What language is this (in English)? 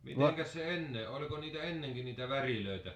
Finnish